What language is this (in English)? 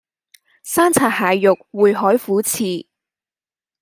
Cantonese